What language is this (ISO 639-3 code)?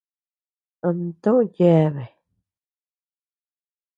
cux